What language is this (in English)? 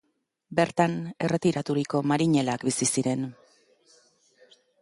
Basque